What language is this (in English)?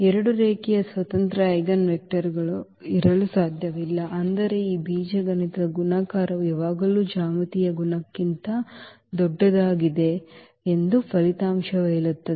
Kannada